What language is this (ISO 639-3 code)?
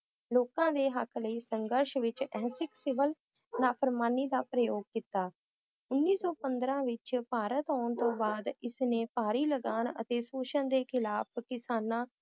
pan